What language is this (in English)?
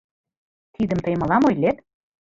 Mari